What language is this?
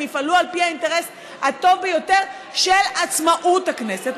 Hebrew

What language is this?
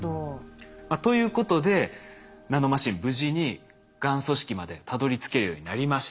Japanese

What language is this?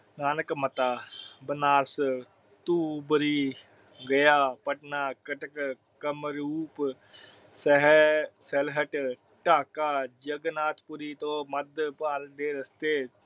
Punjabi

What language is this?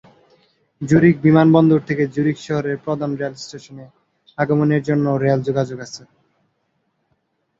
Bangla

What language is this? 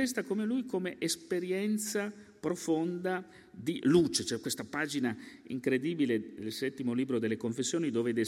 Italian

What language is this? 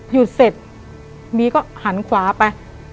Thai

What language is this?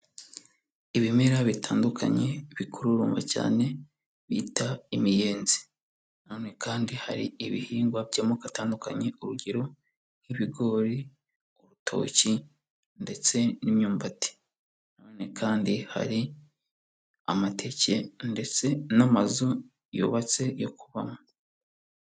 Kinyarwanda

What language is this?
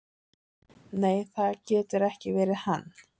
Icelandic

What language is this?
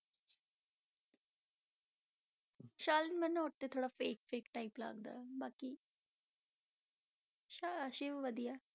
Punjabi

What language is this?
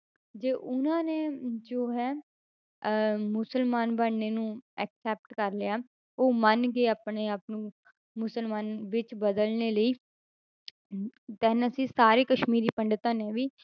Punjabi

